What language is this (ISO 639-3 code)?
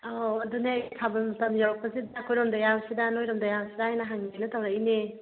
mni